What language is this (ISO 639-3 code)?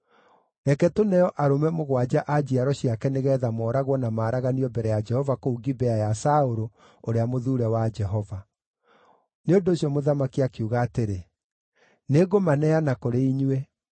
kik